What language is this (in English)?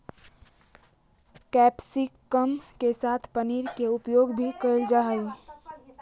Magahi